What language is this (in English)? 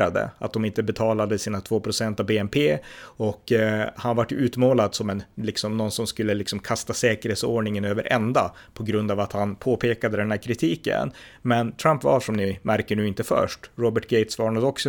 Swedish